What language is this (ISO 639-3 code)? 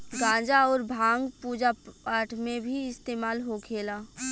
bho